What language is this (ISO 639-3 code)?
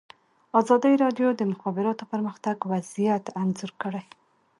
pus